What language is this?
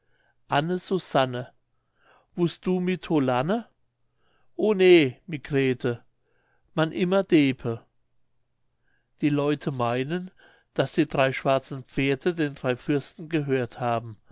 German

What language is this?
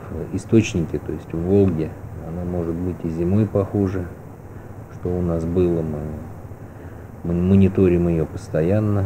Russian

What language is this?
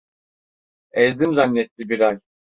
Turkish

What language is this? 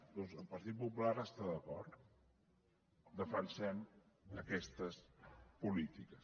Catalan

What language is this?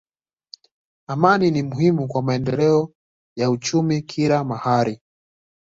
Swahili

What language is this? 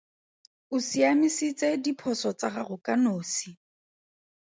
Tswana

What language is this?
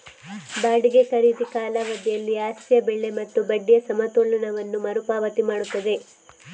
Kannada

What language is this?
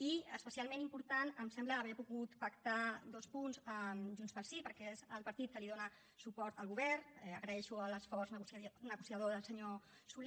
Catalan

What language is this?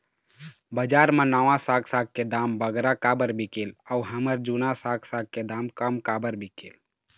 Chhattisgarhi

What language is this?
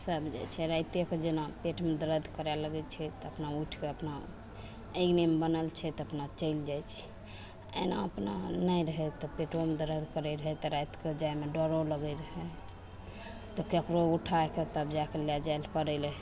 Maithili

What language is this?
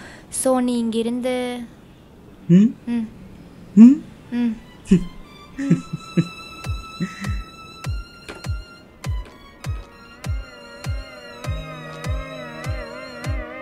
Tamil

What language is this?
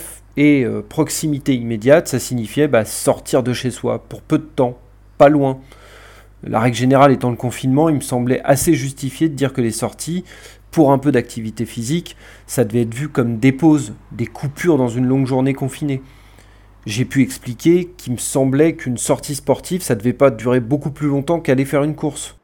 French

